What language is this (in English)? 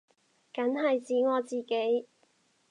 Cantonese